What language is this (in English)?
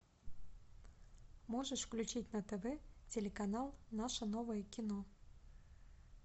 Russian